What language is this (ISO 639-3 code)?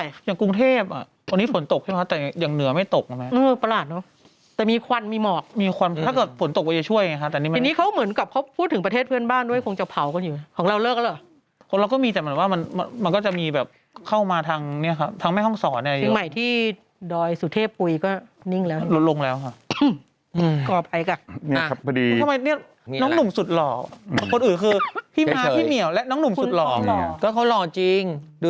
tha